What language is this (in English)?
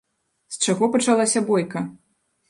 Belarusian